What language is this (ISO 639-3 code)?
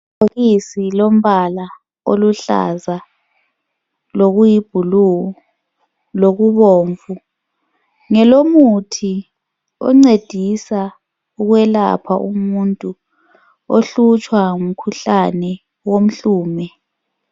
nde